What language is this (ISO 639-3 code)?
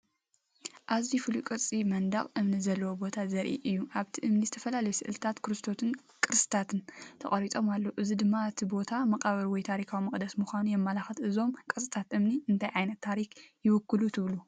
tir